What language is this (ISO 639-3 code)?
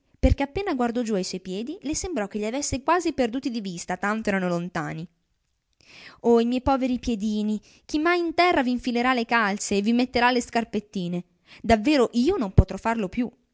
ita